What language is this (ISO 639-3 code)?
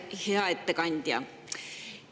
est